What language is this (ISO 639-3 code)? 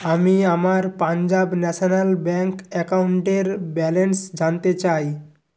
ben